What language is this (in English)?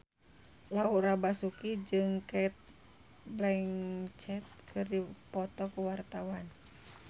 Sundanese